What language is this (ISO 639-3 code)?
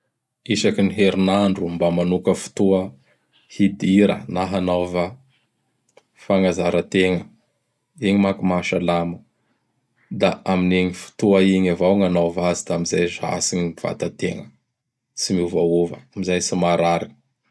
bhr